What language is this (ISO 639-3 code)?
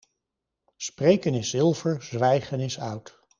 nld